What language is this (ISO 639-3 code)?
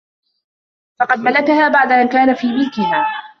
ara